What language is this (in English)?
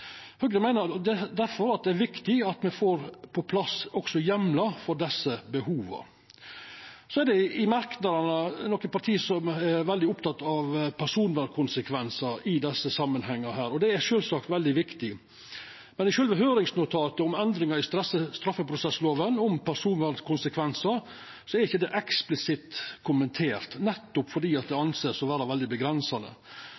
Norwegian Nynorsk